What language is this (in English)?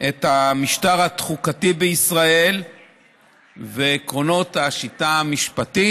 Hebrew